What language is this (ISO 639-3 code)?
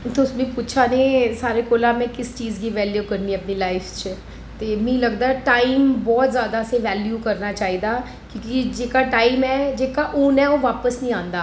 doi